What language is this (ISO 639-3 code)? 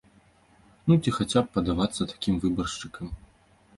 bel